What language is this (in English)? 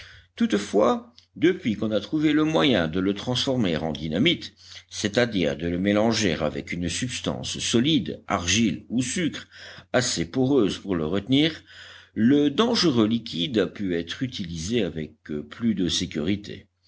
French